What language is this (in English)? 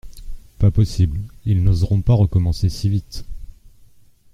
French